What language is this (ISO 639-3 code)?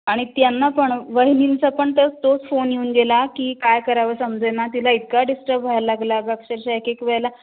mar